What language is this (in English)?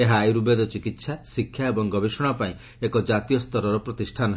Odia